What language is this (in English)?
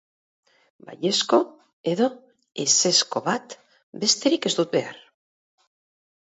Basque